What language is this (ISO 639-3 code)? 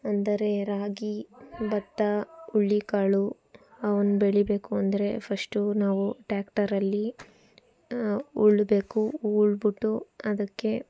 kan